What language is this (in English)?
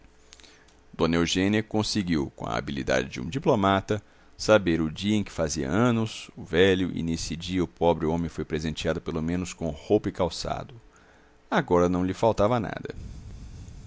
Portuguese